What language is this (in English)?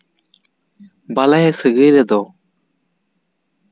Santali